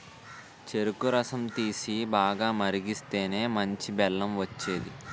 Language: Telugu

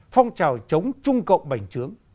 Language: Vietnamese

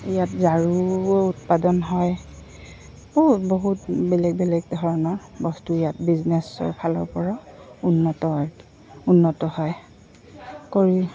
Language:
Assamese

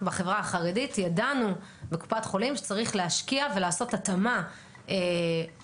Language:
Hebrew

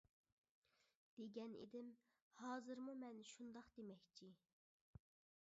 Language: Uyghur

